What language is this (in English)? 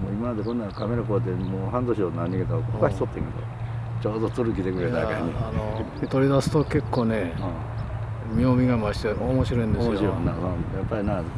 Japanese